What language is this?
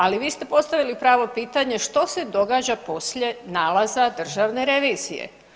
Croatian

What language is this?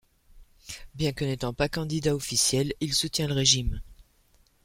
French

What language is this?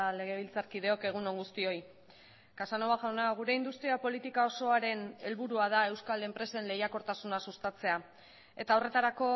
Basque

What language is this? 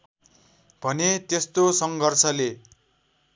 Nepali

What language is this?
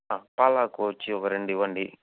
Telugu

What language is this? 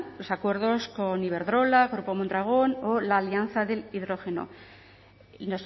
Spanish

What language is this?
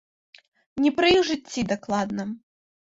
Belarusian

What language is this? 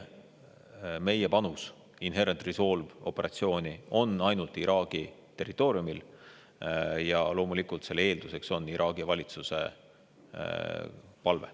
Estonian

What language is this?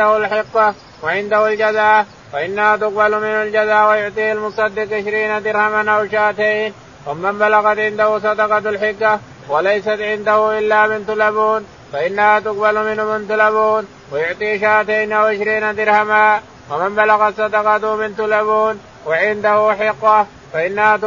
Arabic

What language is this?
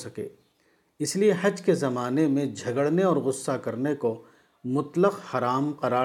Urdu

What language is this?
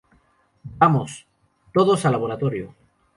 Spanish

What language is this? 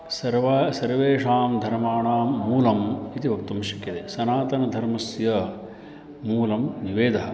Sanskrit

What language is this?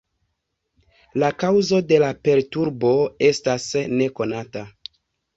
Esperanto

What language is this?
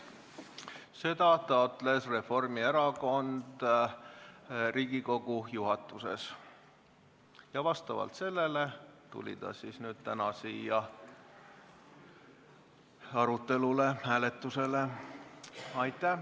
Estonian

